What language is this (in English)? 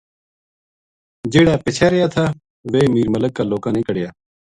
Gujari